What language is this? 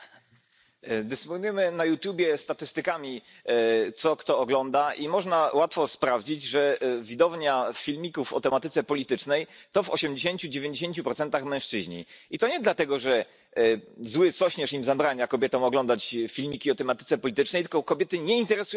Polish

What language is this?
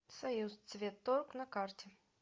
Russian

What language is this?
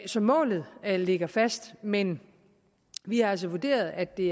Danish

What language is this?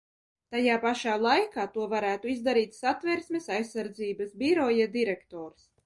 Latvian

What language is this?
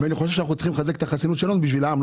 Hebrew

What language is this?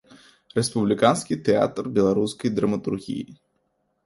Belarusian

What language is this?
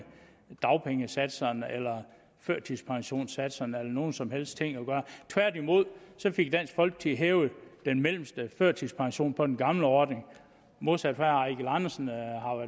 Danish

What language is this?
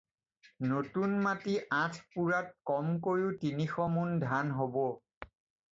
Assamese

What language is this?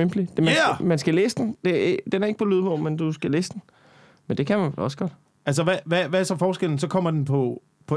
Danish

